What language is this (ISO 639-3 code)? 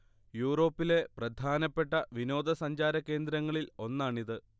mal